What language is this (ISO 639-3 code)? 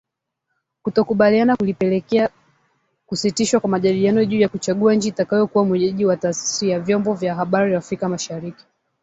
swa